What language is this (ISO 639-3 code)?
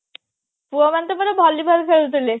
ori